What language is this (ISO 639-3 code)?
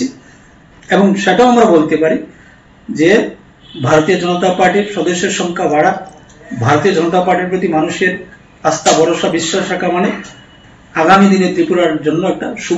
ben